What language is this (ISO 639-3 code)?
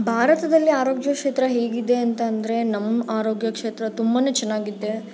kan